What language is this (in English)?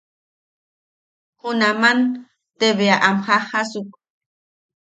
Yaqui